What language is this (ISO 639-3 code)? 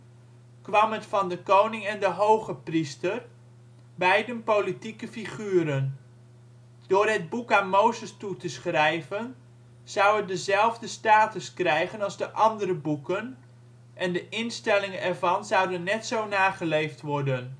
nld